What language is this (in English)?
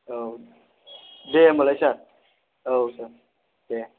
Bodo